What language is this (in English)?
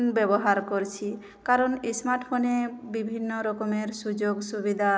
Bangla